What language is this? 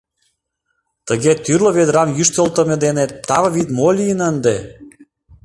Mari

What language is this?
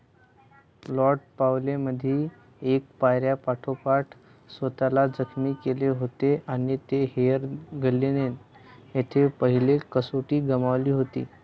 Marathi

